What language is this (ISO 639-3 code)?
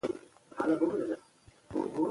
pus